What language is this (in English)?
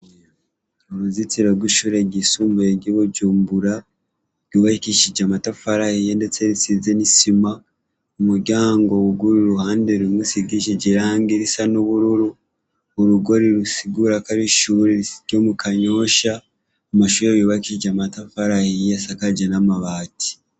Rundi